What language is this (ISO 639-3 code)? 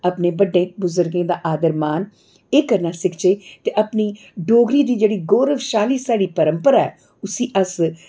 doi